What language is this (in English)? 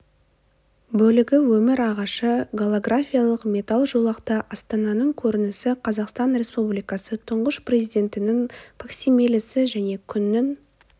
Kazakh